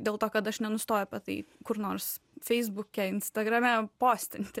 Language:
Lithuanian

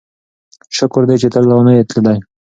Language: Pashto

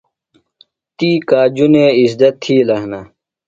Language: Phalura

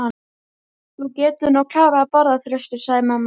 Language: Icelandic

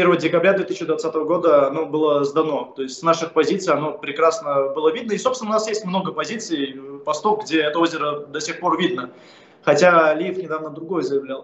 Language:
Russian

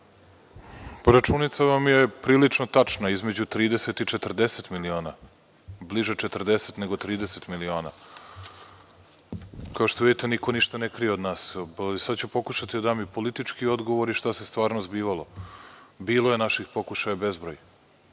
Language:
Serbian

